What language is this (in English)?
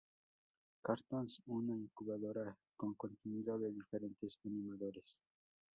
Spanish